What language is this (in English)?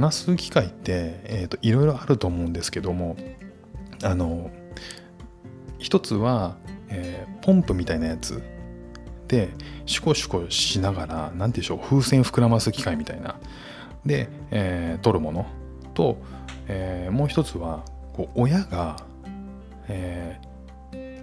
Japanese